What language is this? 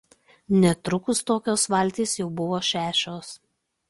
Lithuanian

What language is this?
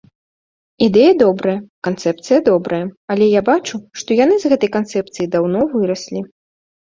Belarusian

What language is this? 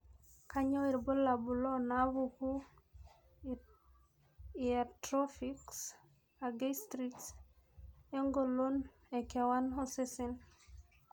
Masai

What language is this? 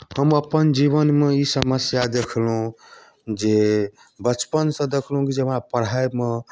Maithili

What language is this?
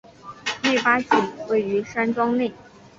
Chinese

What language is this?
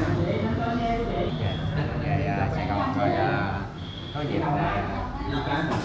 Vietnamese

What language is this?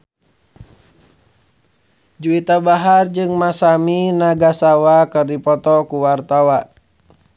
Sundanese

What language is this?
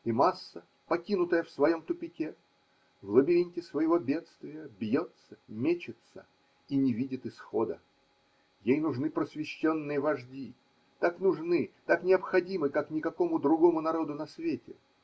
Russian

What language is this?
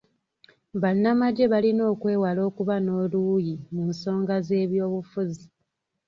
Ganda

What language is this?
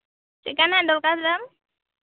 Santali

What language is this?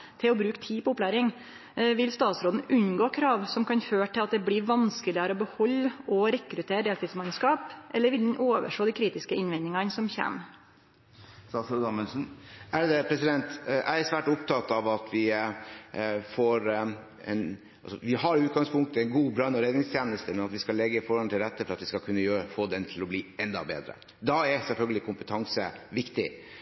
Norwegian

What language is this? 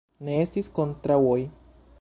Esperanto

